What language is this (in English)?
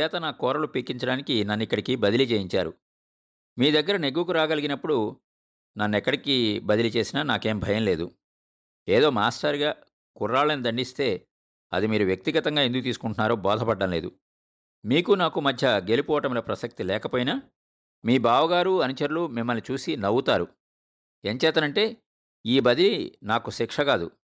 Telugu